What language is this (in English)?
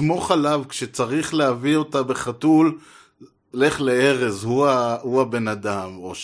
Hebrew